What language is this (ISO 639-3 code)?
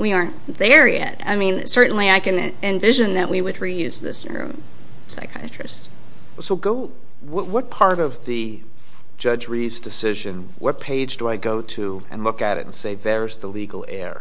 eng